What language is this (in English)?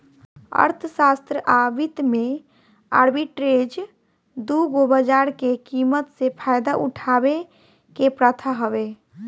Bhojpuri